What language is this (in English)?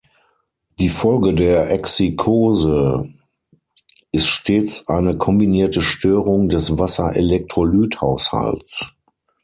German